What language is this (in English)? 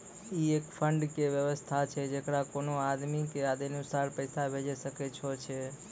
Maithili